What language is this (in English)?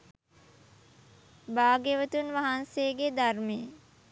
Sinhala